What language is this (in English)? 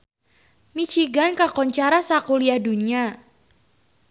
Sundanese